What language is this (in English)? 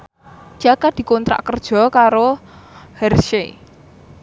Javanese